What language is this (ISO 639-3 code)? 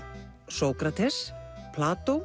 isl